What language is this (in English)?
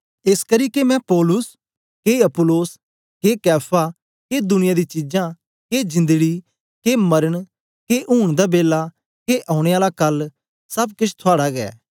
Dogri